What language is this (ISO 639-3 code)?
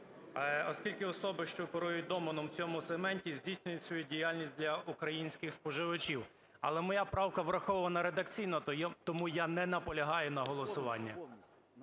ukr